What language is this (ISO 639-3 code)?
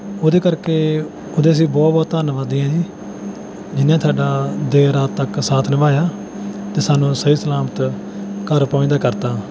pan